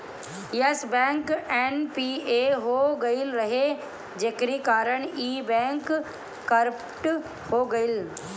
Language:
Bhojpuri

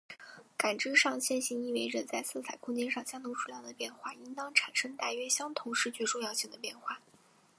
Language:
Chinese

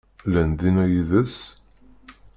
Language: Kabyle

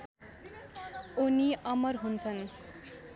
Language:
Nepali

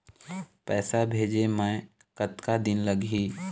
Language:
Chhattisgarhi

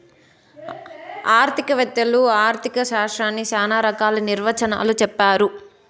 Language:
Telugu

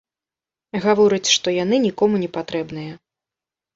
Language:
Belarusian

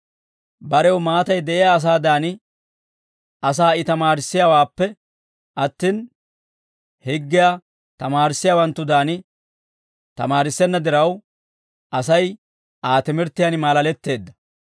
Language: Dawro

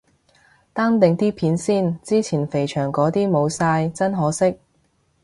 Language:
Cantonese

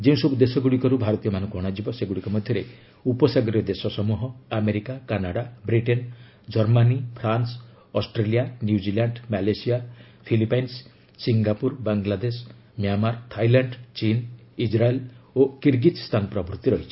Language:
Odia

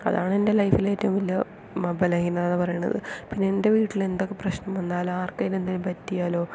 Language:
Malayalam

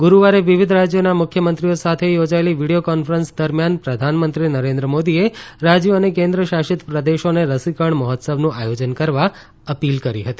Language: Gujarati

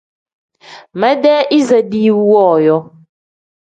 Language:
Tem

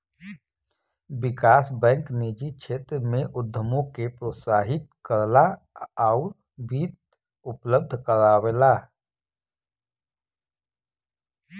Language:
Bhojpuri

